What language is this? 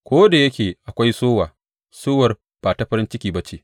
Hausa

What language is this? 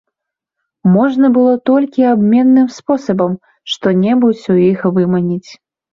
Belarusian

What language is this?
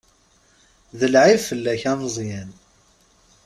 Kabyle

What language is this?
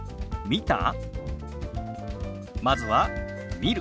Japanese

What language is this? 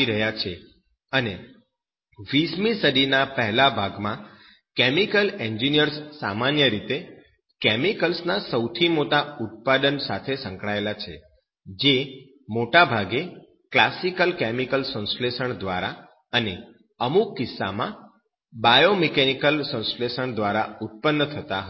Gujarati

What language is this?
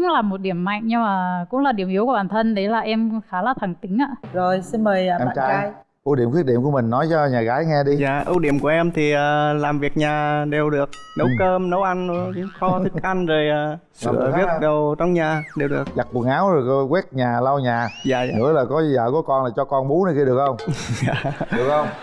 Vietnamese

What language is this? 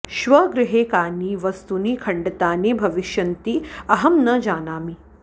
Sanskrit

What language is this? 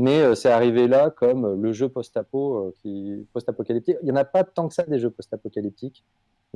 French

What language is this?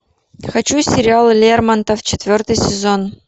Russian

